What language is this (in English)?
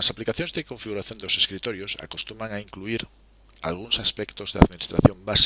Spanish